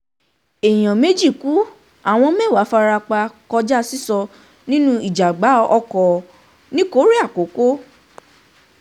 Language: Yoruba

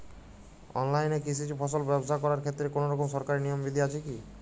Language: Bangla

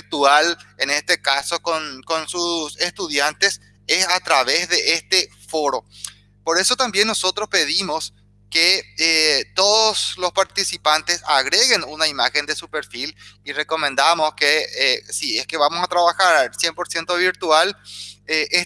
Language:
Spanish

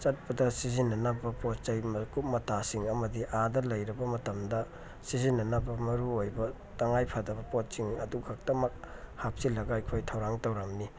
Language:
Manipuri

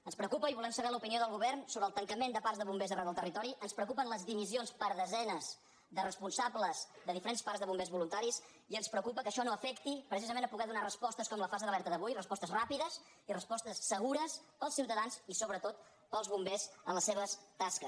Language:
Catalan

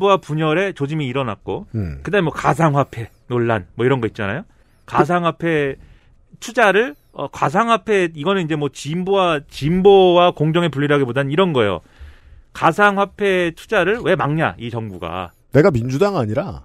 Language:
Korean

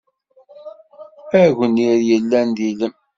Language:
Kabyle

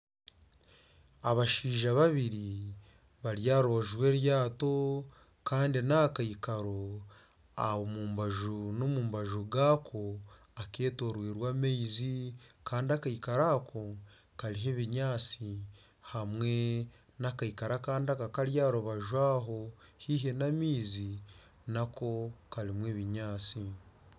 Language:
Nyankole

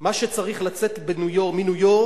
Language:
Hebrew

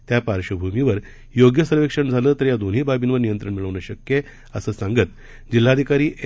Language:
Marathi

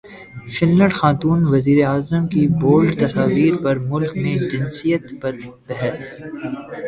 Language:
Urdu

